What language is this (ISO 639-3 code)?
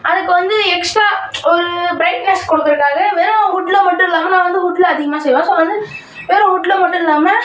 tam